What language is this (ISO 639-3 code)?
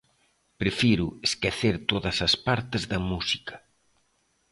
glg